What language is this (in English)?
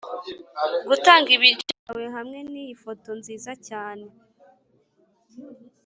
Kinyarwanda